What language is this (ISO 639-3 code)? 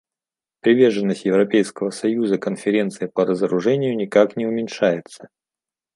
rus